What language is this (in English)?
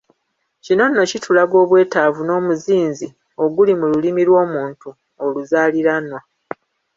Ganda